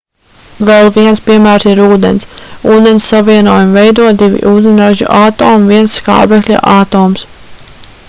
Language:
Latvian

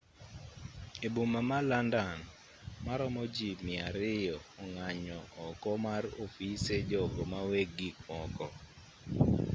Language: Luo (Kenya and Tanzania)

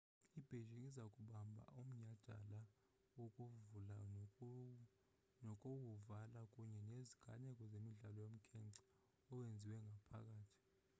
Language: Xhosa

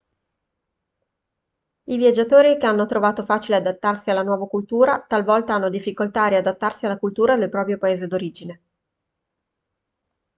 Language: Italian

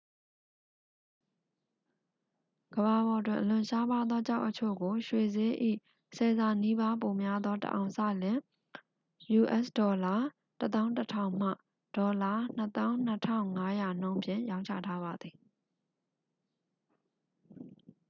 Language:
Burmese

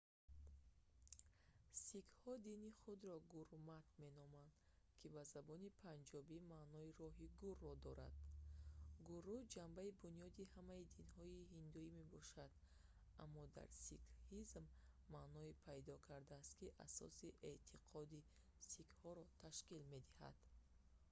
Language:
Tajik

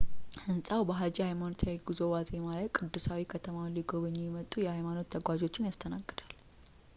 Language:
Amharic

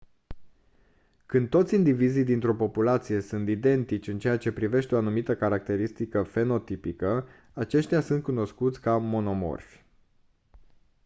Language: Romanian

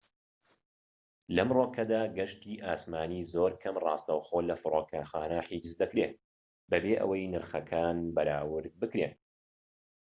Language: Central Kurdish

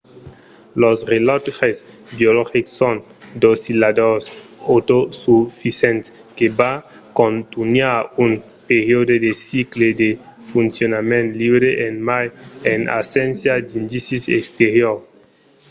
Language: Occitan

